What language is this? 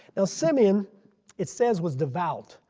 English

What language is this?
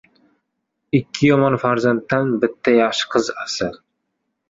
Uzbek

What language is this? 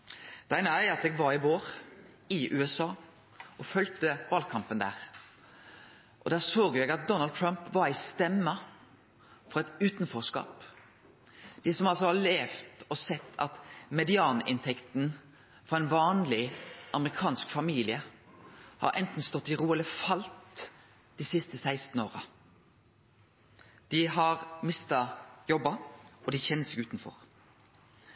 Norwegian Nynorsk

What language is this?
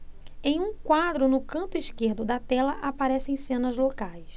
Portuguese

